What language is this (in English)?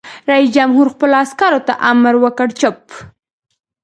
Pashto